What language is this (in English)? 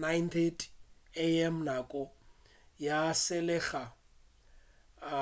Northern Sotho